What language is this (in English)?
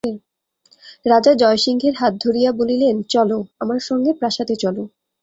Bangla